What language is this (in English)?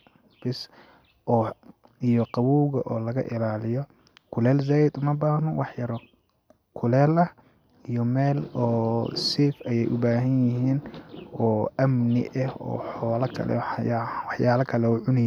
Somali